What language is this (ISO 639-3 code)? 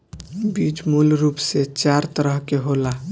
bho